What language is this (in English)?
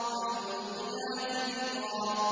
Arabic